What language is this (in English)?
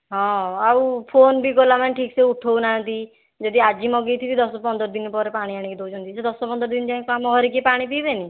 Odia